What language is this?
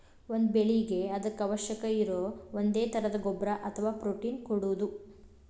Kannada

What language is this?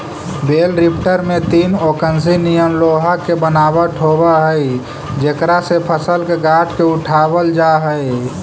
Magahi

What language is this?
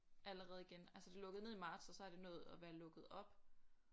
Danish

